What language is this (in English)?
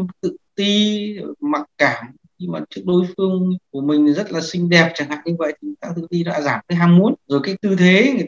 Vietnamese